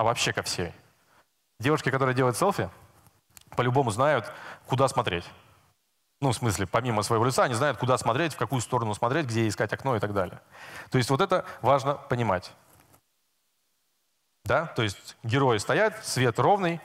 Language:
Russian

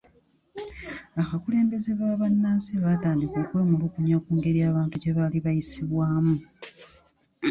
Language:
Ganda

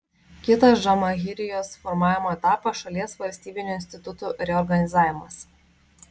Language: Lithuanian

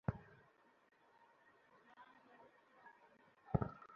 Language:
Bangla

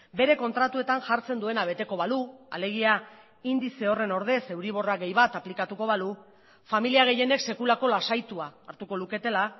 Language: Basque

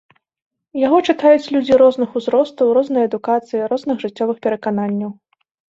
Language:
Belarusian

